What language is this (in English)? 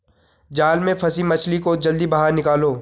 Hindi